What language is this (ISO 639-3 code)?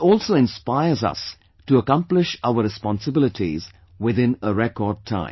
eng